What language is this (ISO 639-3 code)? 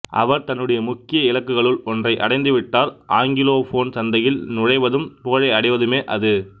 tam